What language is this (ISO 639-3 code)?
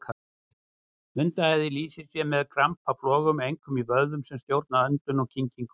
isl